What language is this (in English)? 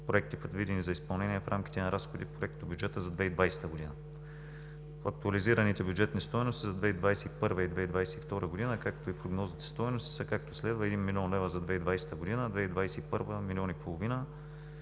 Bulgarian